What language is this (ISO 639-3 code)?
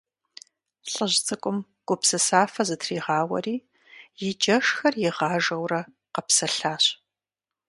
kbd